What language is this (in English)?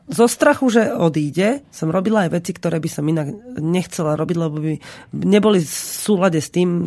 Slovak